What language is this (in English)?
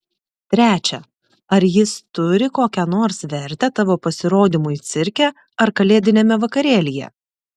Lithuanian